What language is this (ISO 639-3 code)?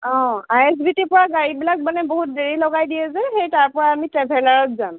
asm